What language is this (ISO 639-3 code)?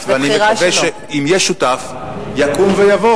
heb